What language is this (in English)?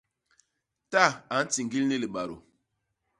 Basaa